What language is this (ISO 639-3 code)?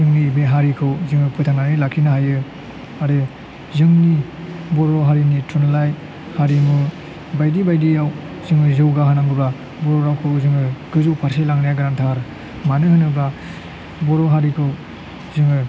brx